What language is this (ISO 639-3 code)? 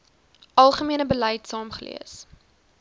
afr